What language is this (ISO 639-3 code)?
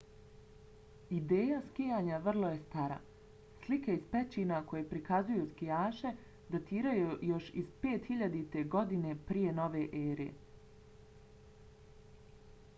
bos